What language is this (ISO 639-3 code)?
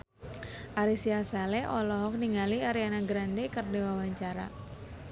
sun